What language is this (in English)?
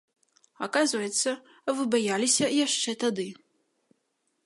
Belarusian